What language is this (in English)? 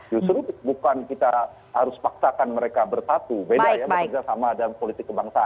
Indonesian